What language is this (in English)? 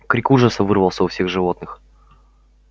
Russian